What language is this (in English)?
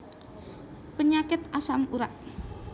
Javanese